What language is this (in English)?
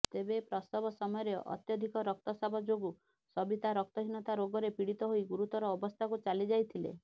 Odia